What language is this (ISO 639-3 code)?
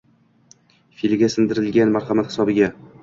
uzb